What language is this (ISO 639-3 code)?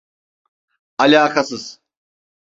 tur